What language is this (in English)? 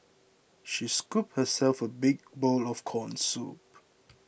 English